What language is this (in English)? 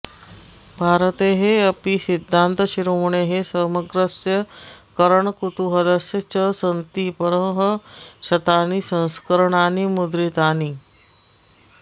Sanskrit